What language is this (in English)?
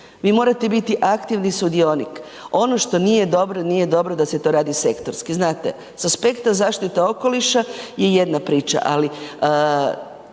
Croatian